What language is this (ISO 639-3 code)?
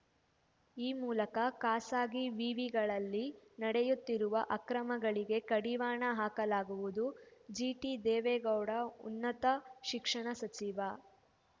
kan